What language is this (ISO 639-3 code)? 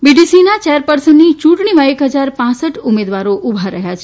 guj